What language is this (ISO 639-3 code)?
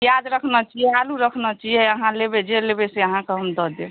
mai